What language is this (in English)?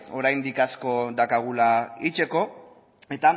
Basque